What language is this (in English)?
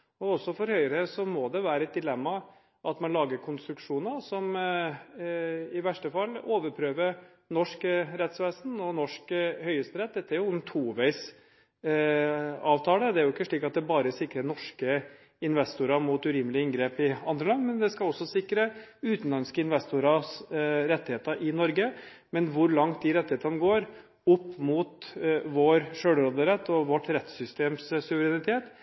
Norwegian Bokmål